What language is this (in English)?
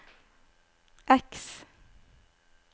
Norwegian